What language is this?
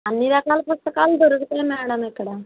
Telugu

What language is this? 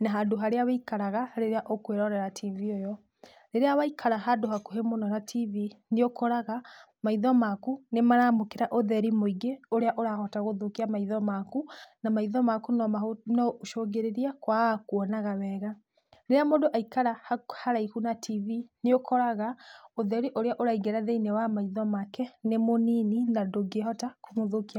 Kikuyu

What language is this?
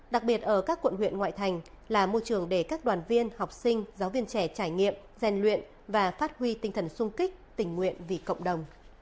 Vietnamese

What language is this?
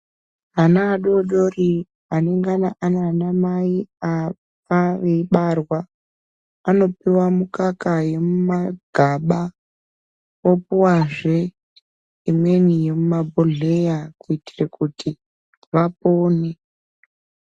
Ndau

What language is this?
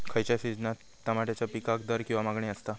Marathi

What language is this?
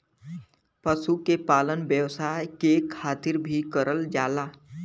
Bhojpuri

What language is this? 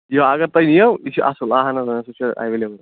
Kashmiri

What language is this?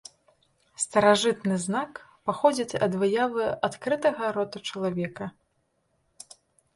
Belarusian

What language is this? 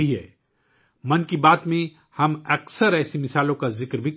Urdu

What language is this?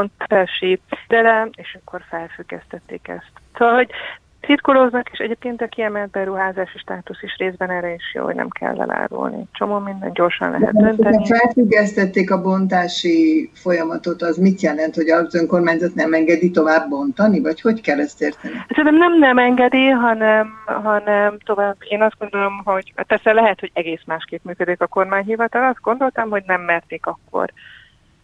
Hungarian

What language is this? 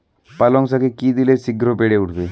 Bangla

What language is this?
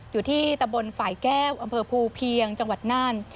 Thai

